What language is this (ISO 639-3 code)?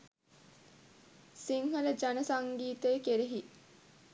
sin